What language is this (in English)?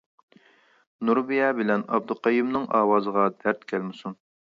Uyghur